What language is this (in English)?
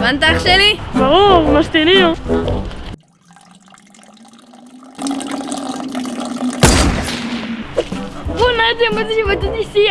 Hebrew